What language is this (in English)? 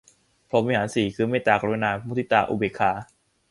Thai